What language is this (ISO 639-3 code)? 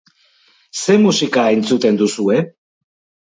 eus